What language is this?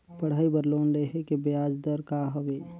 Chhattisgarhi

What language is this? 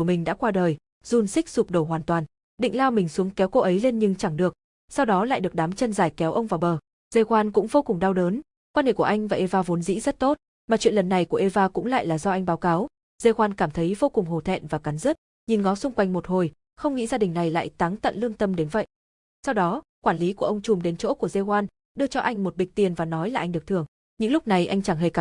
Vietnamese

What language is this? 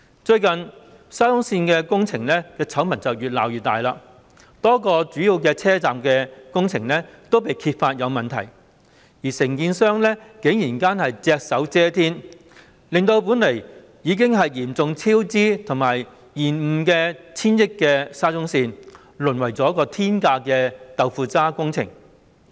Cantonese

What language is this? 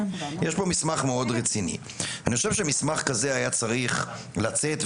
Hebrew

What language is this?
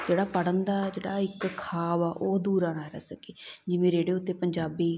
Punjabi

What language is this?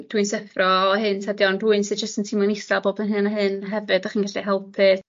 Welsh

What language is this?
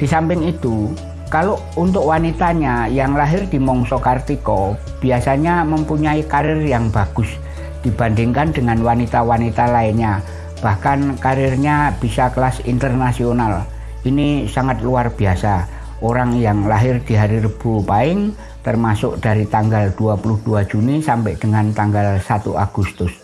Indonesian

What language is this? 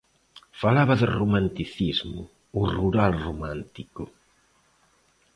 Galician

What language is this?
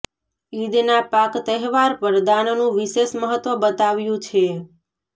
Gujarati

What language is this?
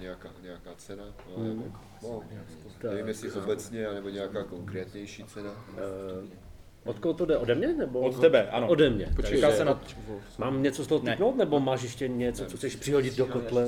Czech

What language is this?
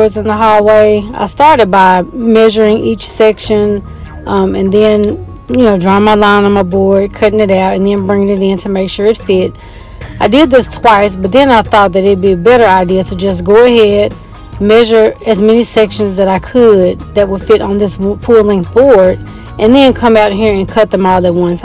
English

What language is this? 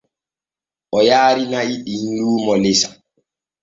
Borgu Fulfulde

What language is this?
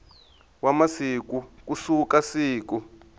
Tsonga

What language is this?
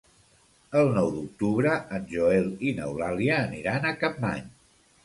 Catalan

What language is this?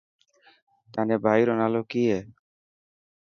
Dhatki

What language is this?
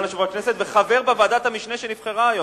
Hebrew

